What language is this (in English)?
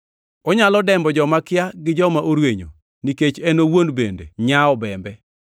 Luo (Kenya and Tanzania)